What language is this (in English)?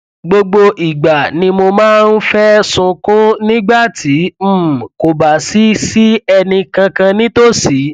Yoruba